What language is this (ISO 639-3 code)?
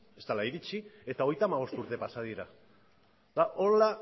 eus